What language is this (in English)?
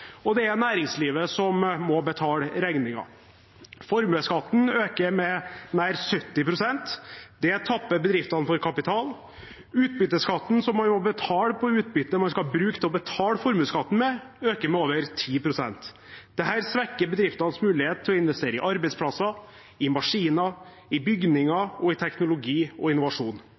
Norwegian Bokmål